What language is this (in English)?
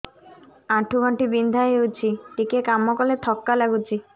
Odia